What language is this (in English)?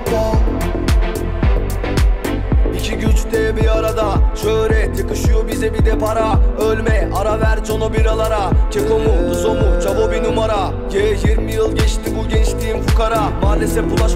Turkish